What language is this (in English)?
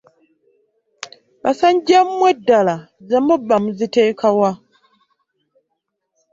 Ganda